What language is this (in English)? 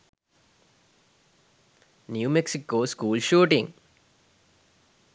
Sinhala